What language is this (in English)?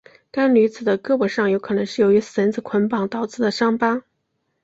Chinese